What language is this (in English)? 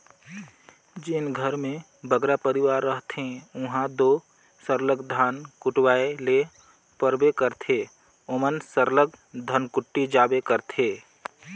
Chhattisgarhi